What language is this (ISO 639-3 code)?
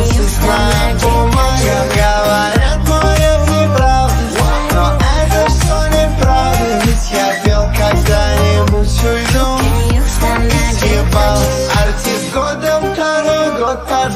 rus